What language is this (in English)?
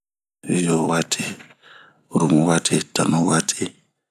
Bomu